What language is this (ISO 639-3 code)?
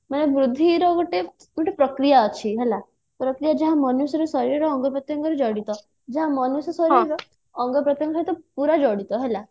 ori